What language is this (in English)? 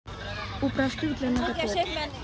Russian